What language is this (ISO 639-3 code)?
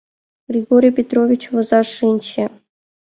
chm